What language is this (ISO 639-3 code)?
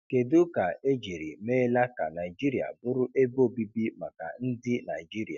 ibo